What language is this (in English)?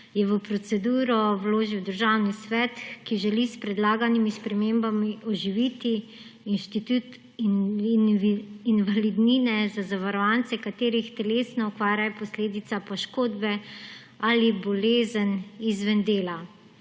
Slovenian